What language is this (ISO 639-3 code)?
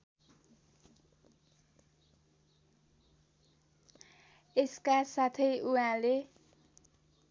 nep